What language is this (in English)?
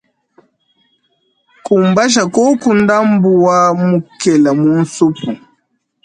Luba-Lulua